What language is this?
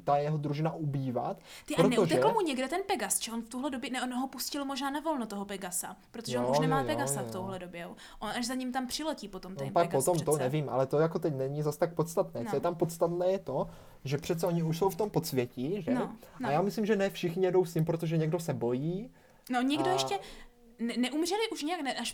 Czech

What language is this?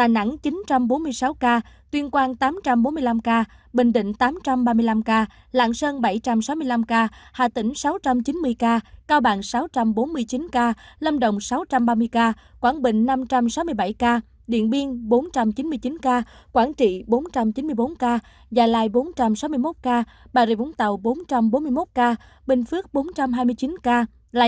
Vietnamese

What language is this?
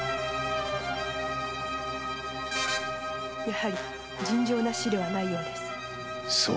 Japanese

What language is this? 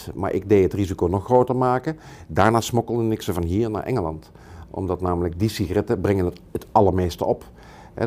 Dutch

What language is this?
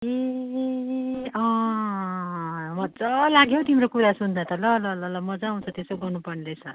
Nepali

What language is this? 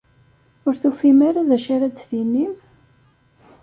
Kabyle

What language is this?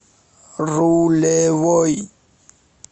Russian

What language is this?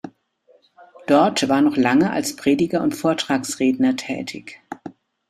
German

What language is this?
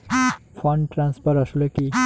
Bangla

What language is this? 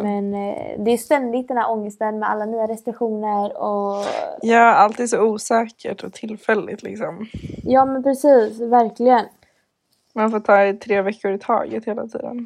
Swedish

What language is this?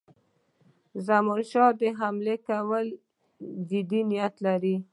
Pashto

